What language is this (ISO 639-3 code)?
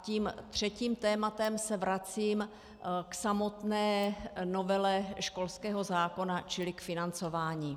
ces